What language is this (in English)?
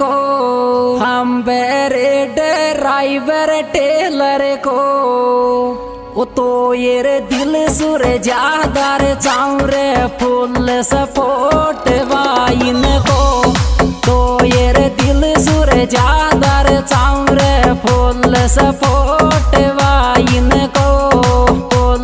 Hindi